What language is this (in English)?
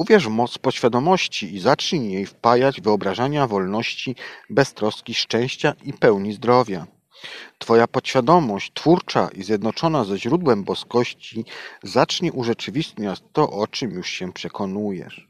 Polish